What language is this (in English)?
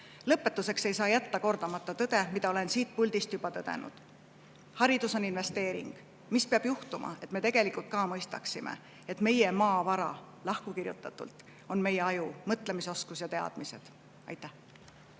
Estonian